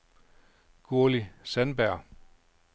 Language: Danish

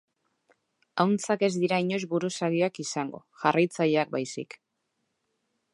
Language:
Basque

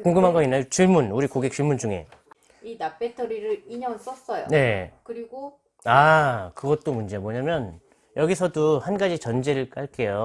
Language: Korean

